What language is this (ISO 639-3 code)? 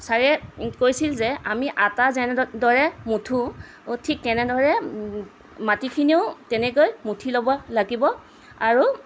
asm